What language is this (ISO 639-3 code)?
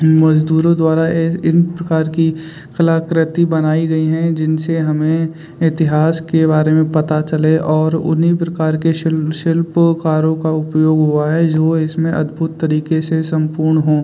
hin